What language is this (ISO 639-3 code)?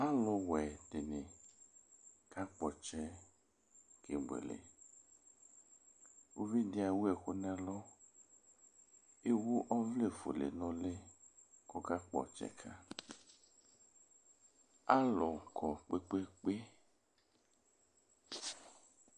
kpo